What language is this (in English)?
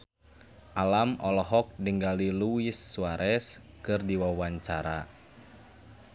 Sundanese